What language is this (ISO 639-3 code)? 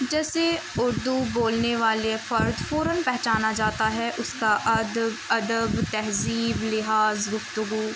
urd